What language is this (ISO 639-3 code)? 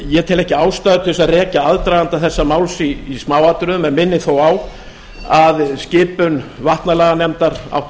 isl